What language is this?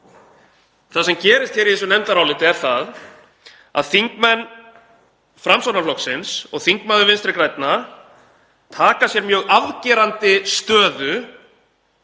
Icelandic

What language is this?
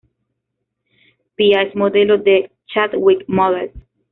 Spanish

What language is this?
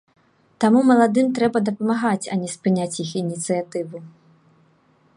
Belarusian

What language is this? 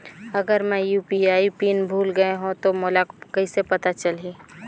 Chhattisgarhi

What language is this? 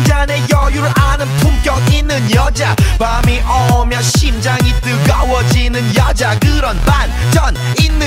Danish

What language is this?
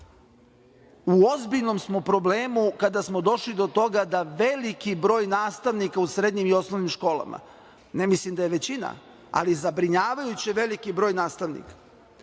Serbian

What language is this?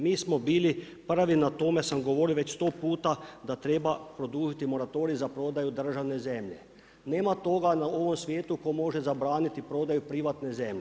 Croatian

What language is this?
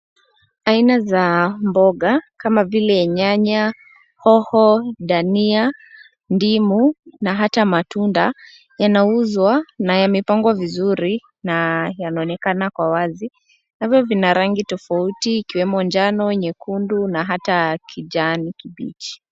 Swahili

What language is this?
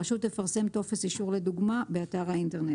Hebrew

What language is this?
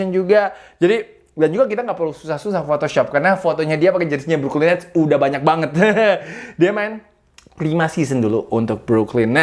Indonesian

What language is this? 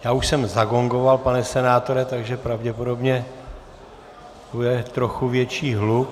Czech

